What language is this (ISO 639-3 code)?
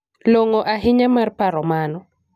luo